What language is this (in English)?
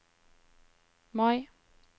Norwegian